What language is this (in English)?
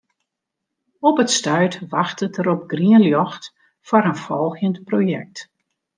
Western Frisian